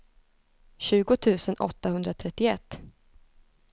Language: Swedish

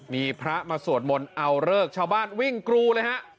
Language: Thai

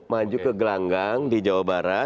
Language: Indonesian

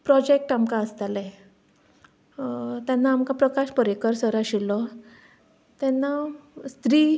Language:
Konkani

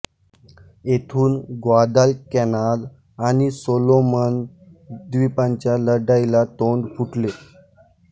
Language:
Marathi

